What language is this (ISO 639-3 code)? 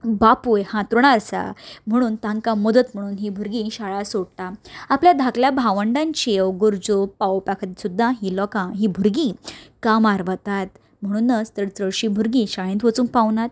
kok